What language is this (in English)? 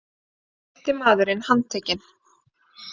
Icelandic